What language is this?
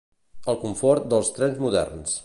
Catalan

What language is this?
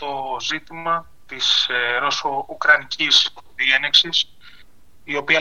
Greek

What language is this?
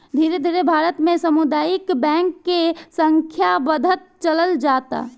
Bhojpuri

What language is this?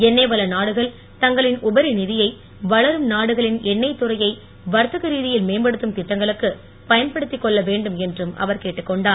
Tamil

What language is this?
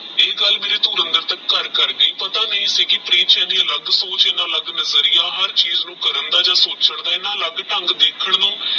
Punjabi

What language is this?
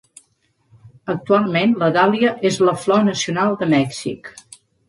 Catalan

